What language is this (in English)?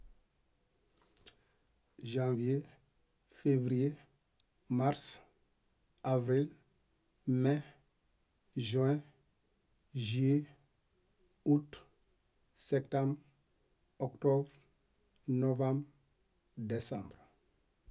Bayot